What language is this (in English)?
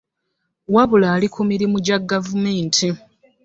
Ganda